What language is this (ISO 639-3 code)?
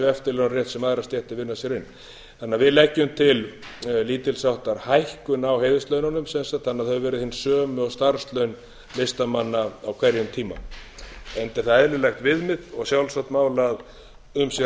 isl